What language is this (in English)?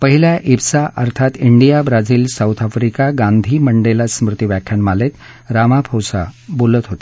Marathi